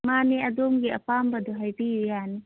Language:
Manipuri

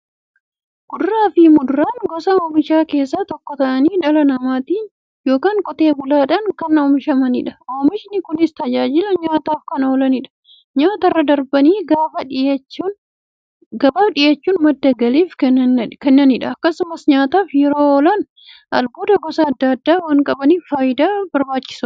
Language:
Oromo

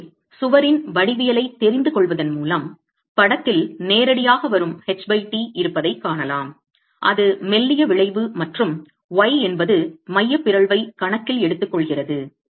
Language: Tamil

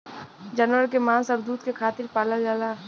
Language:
Bhojpuri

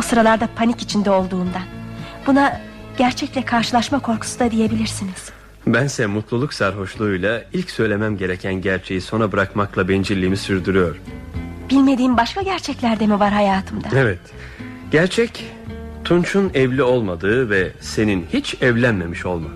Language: Turkish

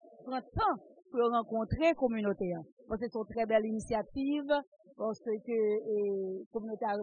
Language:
French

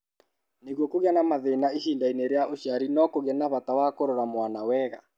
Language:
Kikuyu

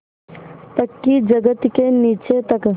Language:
Hindi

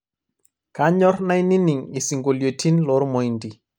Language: Masai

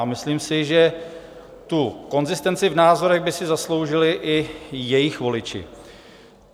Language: Czech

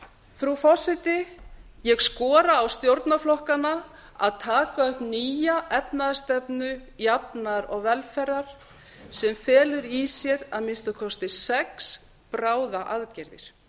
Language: Icelandic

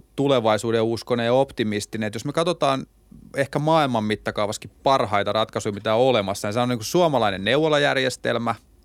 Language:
Finnish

